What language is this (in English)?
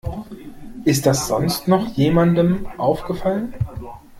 German